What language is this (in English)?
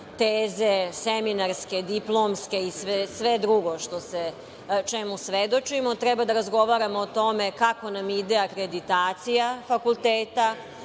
Serbian